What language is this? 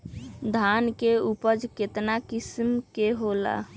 Magahi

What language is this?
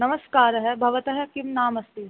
Sanskrit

